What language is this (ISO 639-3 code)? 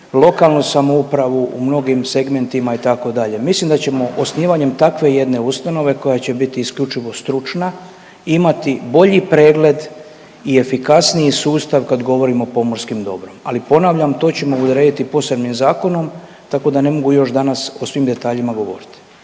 hrv